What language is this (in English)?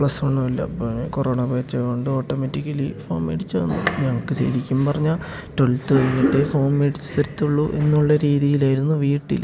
Malayalam